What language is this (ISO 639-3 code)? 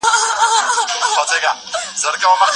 pus